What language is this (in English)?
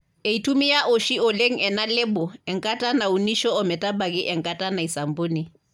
Masai